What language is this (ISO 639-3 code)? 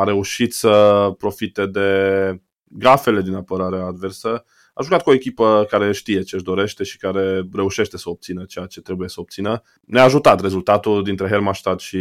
ron